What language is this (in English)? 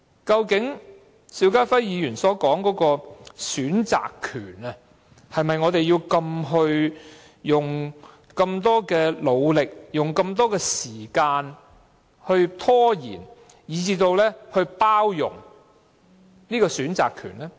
Cantonese